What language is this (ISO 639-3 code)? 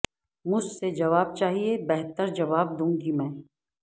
urd